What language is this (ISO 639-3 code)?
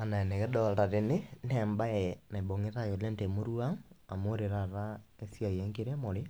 mas